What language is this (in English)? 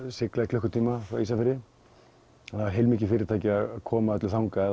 Icelandic